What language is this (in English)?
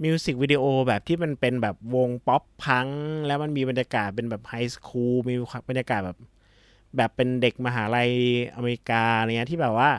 Thai